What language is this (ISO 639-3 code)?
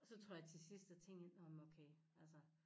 dan